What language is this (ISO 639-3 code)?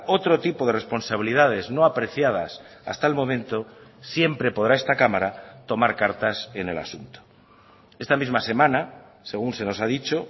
spa